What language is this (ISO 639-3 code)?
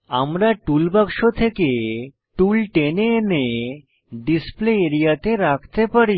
ben